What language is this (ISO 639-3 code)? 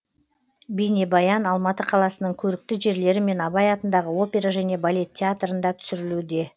kaz